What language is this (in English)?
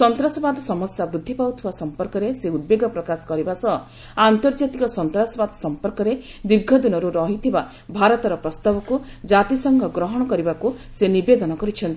Odia